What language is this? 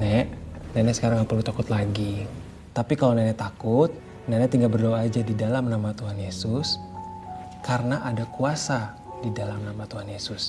Indonesian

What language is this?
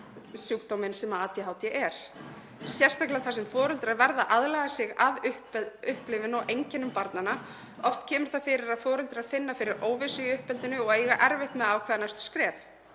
Icelandic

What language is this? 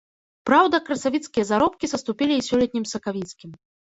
Belarusian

